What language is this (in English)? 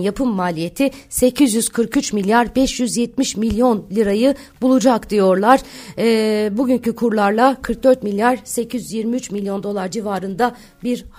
Turkish